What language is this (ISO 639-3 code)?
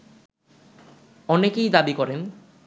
ben